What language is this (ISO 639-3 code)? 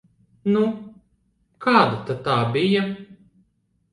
lav